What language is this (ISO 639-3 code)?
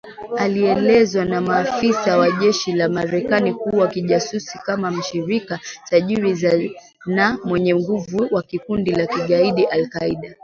swa